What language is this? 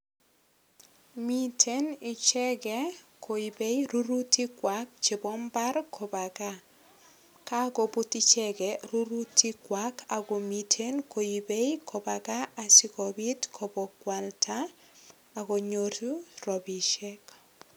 Kalenjin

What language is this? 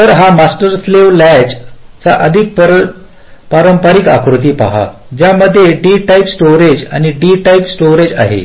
Marathi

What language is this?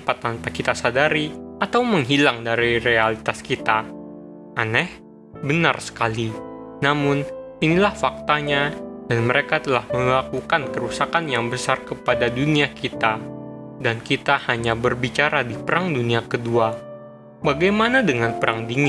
Indonesian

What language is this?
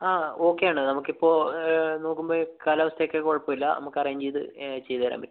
Malayalam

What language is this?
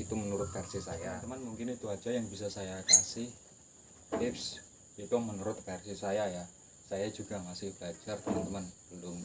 Indonesian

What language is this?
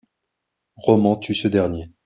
French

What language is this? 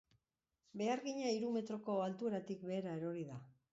Basque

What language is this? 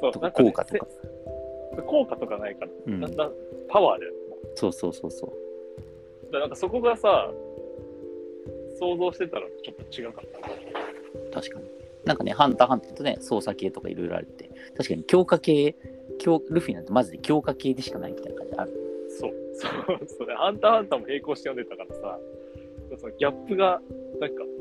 Japanese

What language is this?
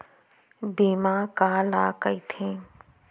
Chhattisgarhi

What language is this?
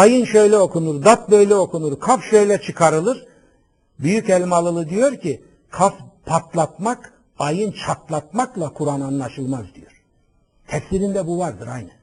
Turkish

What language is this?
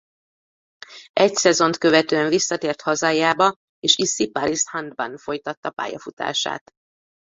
Hungarian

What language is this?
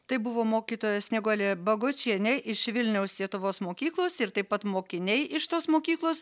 Lithuanian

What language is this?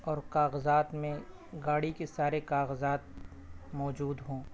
Urdu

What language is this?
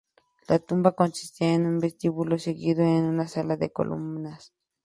Spanish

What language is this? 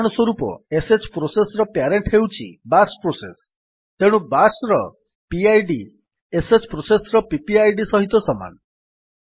Odia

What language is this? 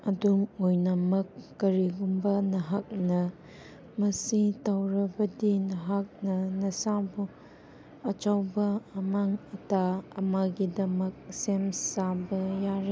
Manipuri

